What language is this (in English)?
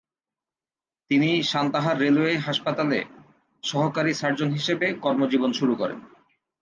Bangla